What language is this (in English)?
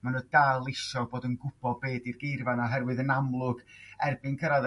Welsh